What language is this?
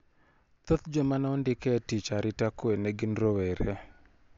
Luo (Kenya and Tanzania)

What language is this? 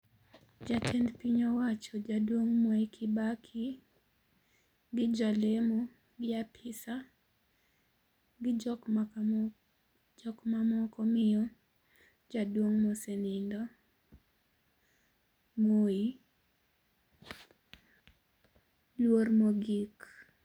Luo (Kenya and Tanzania)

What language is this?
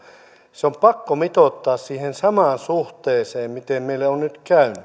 Finnish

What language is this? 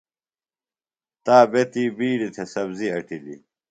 Phalura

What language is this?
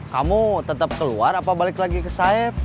Indonesian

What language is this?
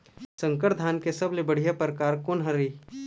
Chhattisgarhi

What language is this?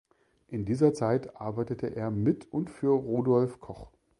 German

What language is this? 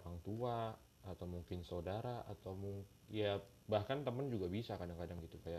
Indonesian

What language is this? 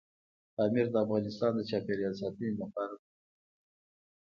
Pashto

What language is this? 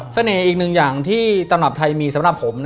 Thai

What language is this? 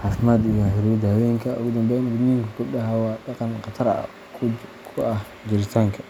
Somali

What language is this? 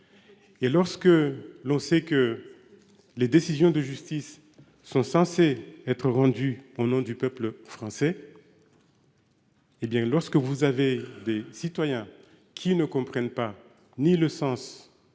French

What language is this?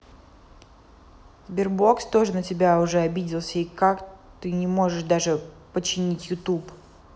Russian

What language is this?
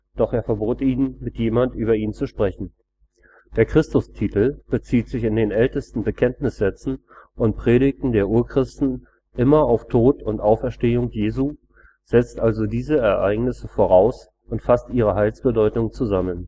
German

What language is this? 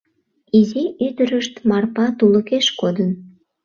Mari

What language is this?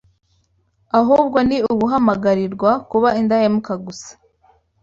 Kinyarwanda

